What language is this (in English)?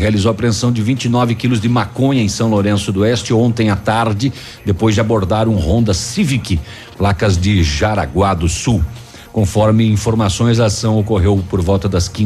Portuguese